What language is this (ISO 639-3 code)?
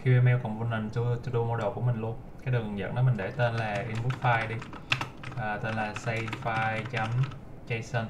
vie